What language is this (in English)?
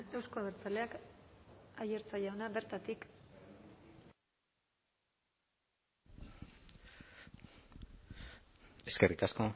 Basque